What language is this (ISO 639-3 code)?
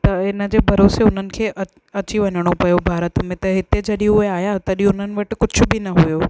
snd